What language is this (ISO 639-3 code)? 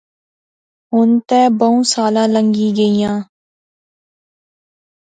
phr